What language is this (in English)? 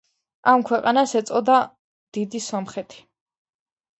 Georgian